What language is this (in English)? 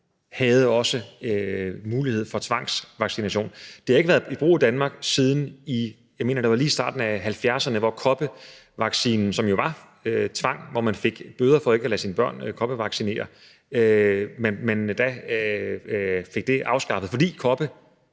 Danish